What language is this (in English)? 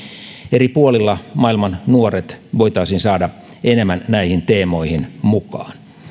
Finnish